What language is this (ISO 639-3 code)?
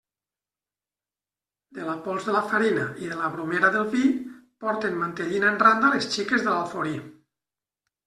cat